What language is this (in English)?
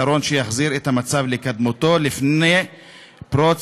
Hebrew